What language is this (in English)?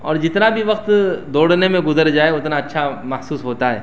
Urdu